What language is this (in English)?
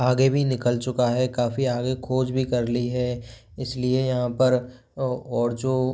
Hindi